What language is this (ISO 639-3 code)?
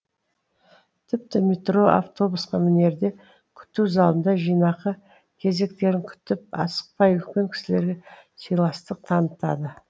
kaz